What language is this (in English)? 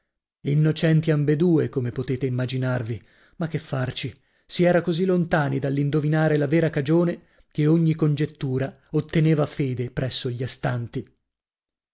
Italian